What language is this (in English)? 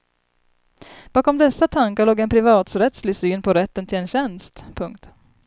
Swedish